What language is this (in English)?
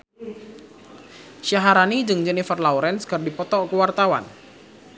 Sundanese